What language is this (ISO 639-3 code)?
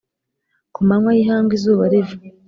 kin